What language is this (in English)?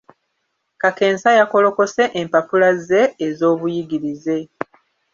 Ganda